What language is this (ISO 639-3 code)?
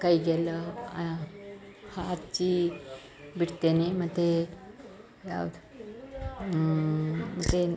kan